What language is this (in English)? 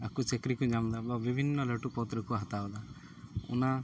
Santali